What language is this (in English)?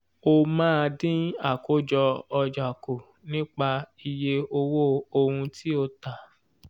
Yoruba